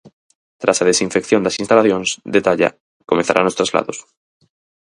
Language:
Galician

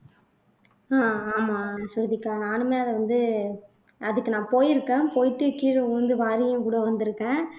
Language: Tamil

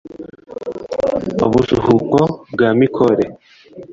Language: Kinyarwanda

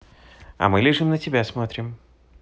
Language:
Russian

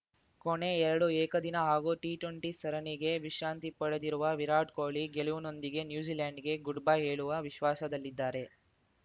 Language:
Kannada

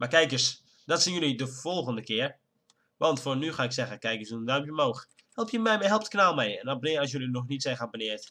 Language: Dutch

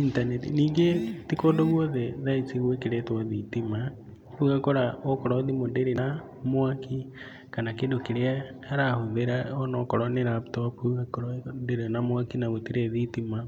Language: Kikuyu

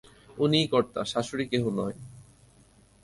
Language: Bangla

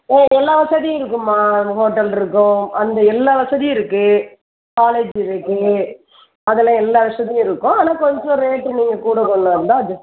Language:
Tamil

